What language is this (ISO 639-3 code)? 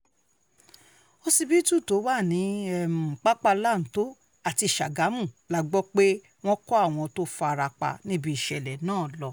yor